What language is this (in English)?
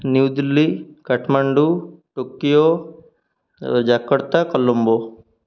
Odia